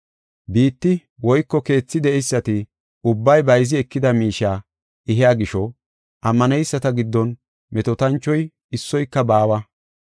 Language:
Gofa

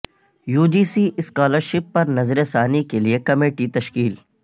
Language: Urdu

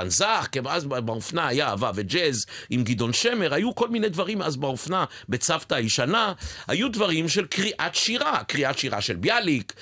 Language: Hebrew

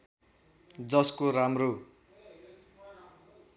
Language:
Nepali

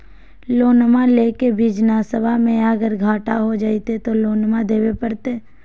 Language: Magahi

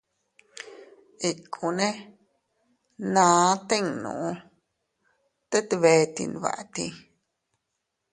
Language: Teutila Cuicatec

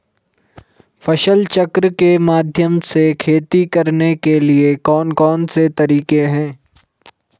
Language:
Hindi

